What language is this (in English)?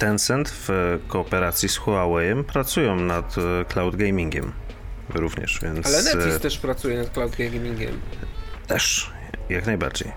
Polish